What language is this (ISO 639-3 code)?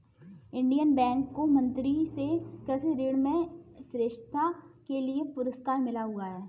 hin